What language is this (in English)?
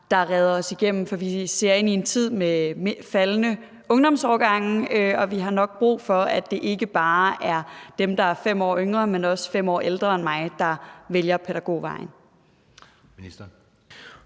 Danish